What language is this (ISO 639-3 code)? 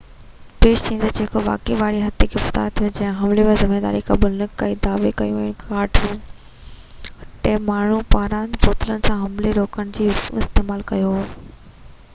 snd